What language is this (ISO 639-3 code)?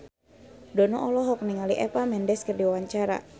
sun